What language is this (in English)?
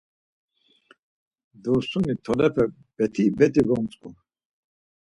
Laz